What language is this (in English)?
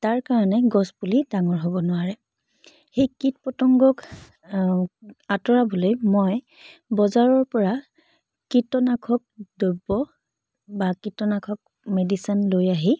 Assamese